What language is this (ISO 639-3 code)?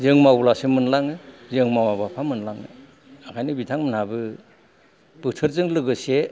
brx